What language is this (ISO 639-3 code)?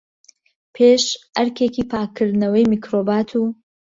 ckb